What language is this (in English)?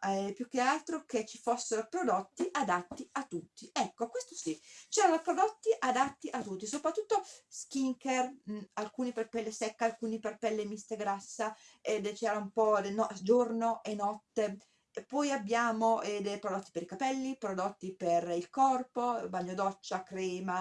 Italian